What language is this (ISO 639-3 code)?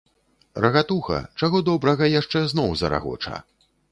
bel